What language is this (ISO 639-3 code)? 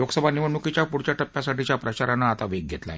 mar